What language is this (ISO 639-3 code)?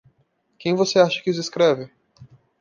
por